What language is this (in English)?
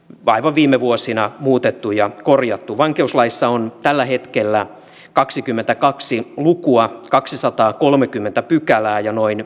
Finnish